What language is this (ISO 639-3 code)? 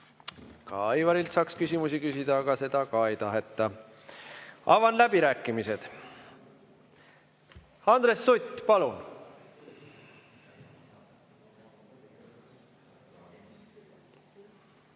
est